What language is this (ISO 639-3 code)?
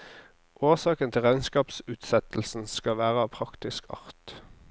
nor